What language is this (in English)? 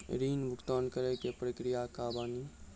Maithili